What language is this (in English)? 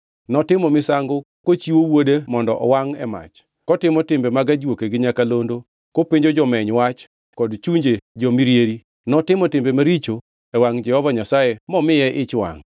Luo (Kenya and Tanzania)